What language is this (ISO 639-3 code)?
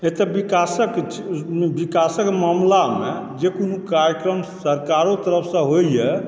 mai